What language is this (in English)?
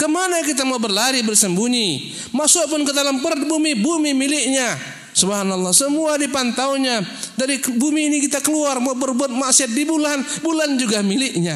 Indonesian